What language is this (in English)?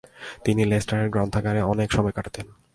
Bangla